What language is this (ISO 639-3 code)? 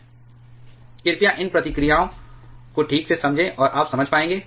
hin